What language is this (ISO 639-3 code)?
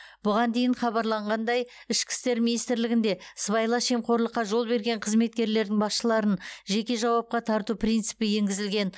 kaz